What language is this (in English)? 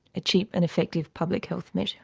English